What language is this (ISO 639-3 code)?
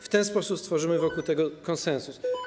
pol